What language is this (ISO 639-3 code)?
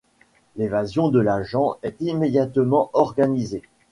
fra